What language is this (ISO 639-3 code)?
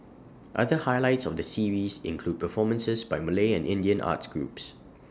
eng